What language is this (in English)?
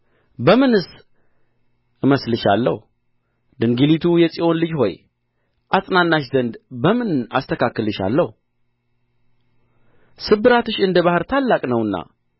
Amharic